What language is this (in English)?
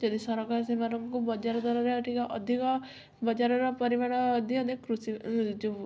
Odia